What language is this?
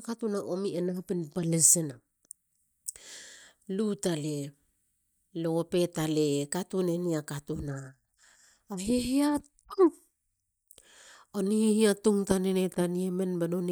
Halia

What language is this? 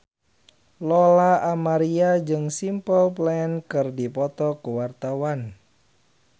Sundanese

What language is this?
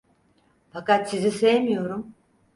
Turkish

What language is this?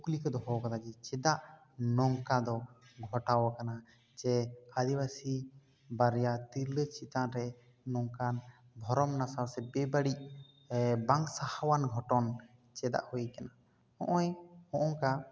Santali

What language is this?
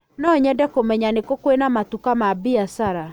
Kikuyu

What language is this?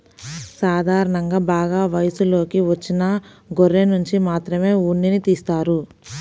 Telugu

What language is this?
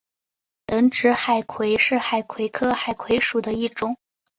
Chinese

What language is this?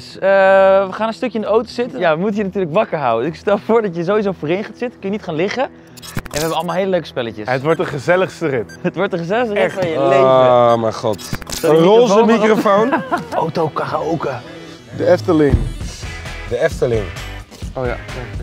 Dutch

